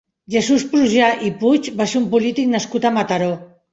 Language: Catalan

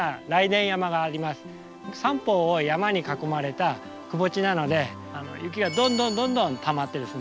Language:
Japanese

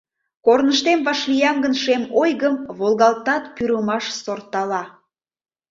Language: Mari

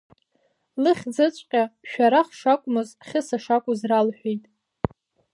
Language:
Abkhazian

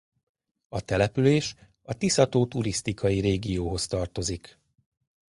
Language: Hungarian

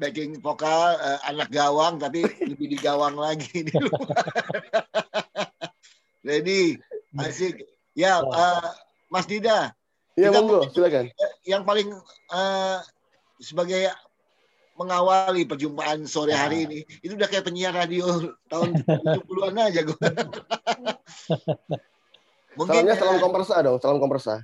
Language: Indonesian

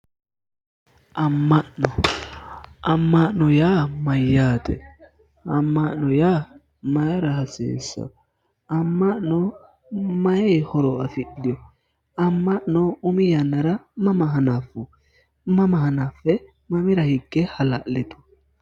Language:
Sidamo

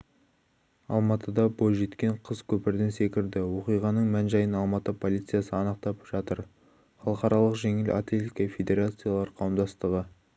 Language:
Kazakh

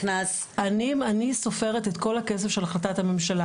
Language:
Hebrew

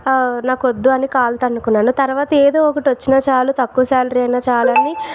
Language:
Telugu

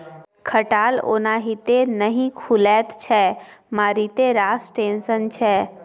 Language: Maithili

